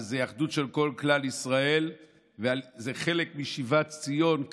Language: Hebrew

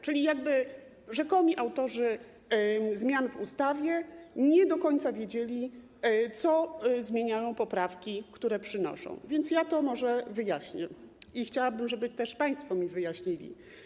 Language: Polish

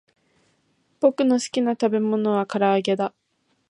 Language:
Japanese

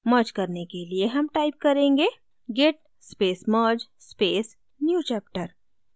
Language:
Hindi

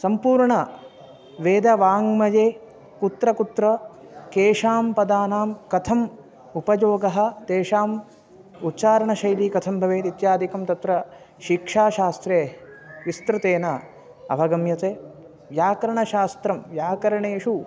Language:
Sanskrit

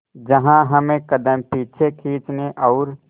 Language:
Hindi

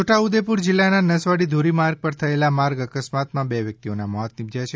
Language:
Gujarati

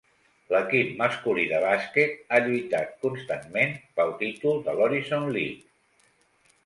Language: Catalan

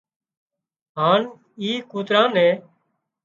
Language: Wadiyara Koli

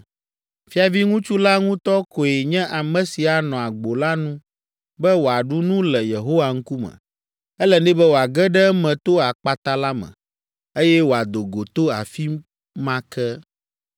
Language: Ewe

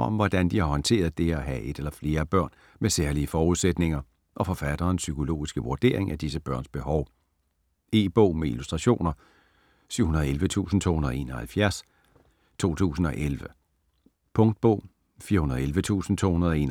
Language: Danish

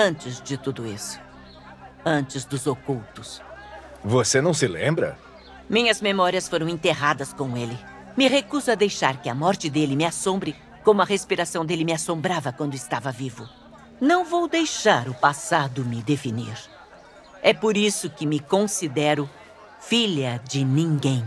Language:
Portuguese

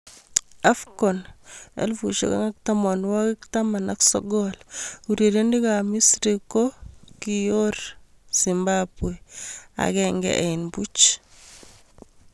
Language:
Kalenjin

